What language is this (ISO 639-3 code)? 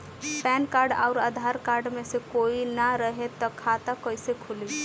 bho